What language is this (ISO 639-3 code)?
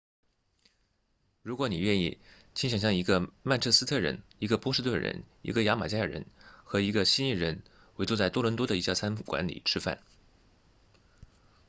zho